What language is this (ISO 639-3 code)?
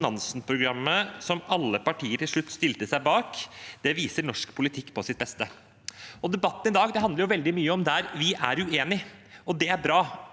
nor